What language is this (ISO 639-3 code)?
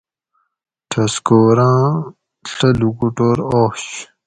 gwc